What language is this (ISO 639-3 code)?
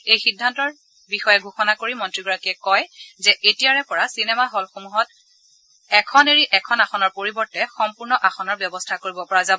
asm